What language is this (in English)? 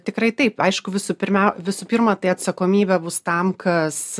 Lithuanian